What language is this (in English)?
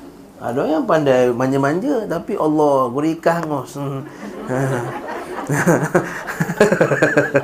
Malay